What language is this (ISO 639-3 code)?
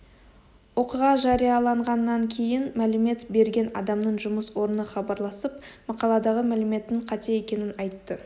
kaz